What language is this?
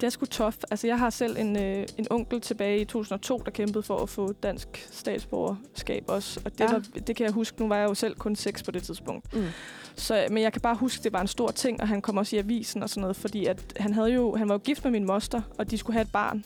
Danish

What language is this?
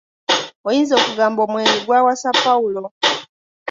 Ganda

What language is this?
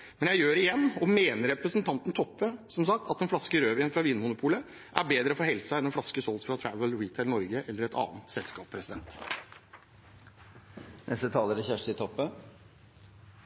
Norwegian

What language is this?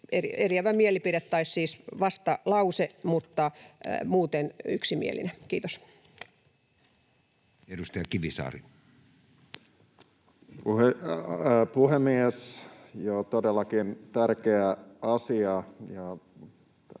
Finnish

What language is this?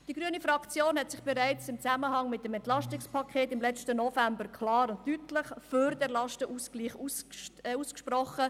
Swiss German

